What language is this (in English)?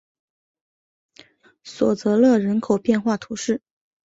Chinese